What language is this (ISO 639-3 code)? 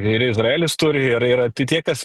lit